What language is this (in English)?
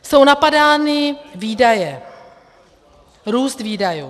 Czech